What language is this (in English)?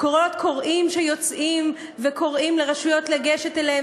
Hebrew